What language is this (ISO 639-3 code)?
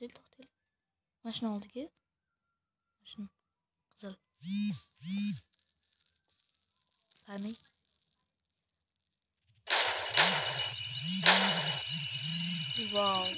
tur